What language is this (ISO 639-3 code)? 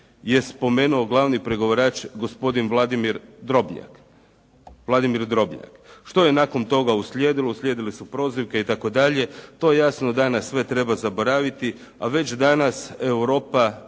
hrv